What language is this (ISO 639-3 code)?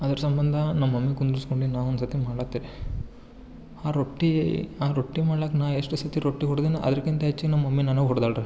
kan